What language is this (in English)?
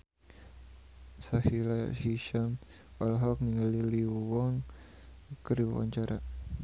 Sundanese